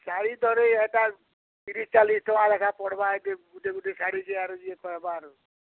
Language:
Odia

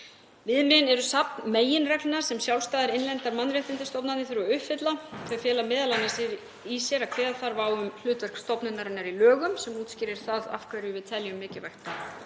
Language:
Icelandic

